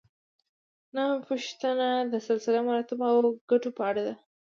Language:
Pashto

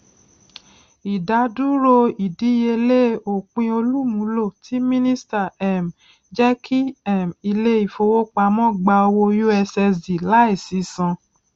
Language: Yoruba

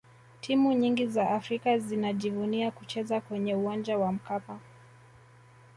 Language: Swahili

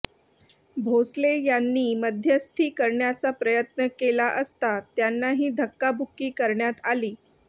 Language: Marathi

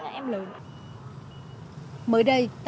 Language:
Vietnamese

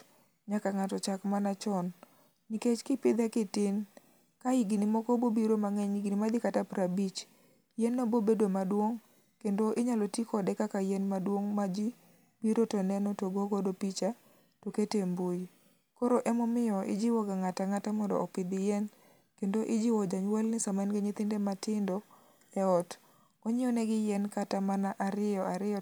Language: Luo (Kenya and Tanzania)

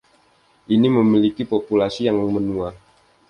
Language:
Indonesian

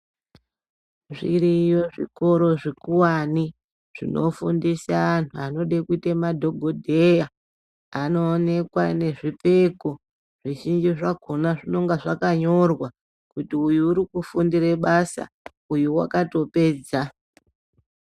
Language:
Ndau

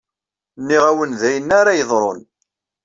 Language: Kabyle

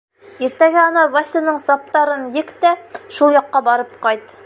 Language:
Bashkir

